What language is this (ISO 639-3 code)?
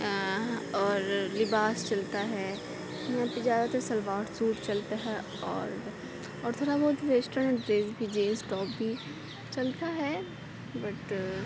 urd